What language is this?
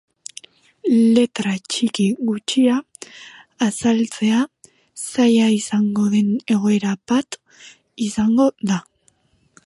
Basque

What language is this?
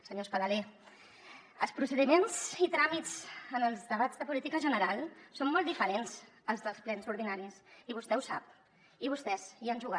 Catalan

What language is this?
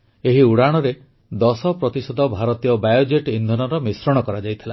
Odia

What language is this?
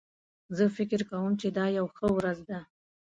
Pashto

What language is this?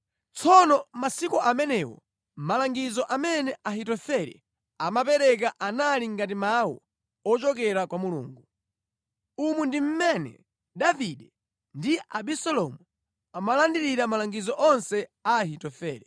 Nyanja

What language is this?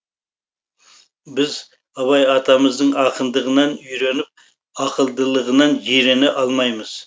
Kazakh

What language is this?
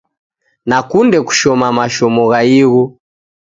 Taita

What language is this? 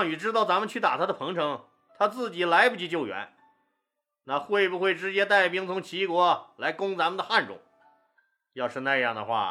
Chinese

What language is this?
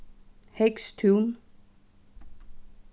Faroese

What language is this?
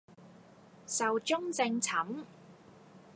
Cantonese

